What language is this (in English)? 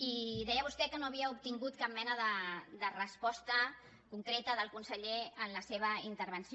Catalan